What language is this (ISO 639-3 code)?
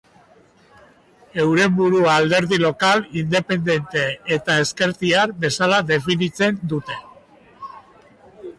eus